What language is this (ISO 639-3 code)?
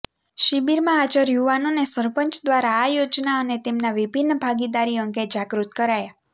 guj